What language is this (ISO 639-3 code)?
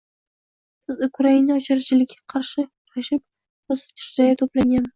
uzb